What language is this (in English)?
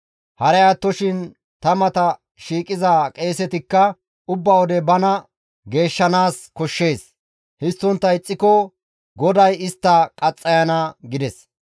Gamo